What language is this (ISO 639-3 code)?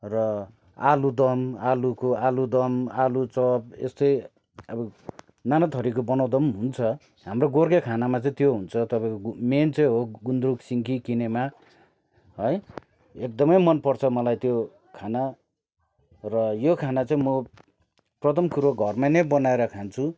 nep